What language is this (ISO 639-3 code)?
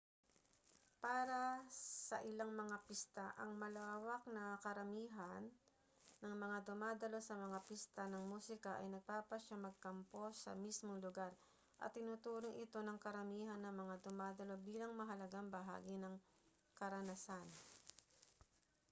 fil